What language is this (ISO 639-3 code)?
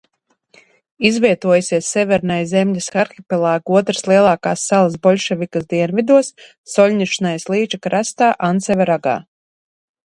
lav